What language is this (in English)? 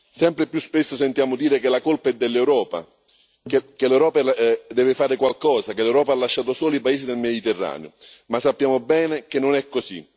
Italian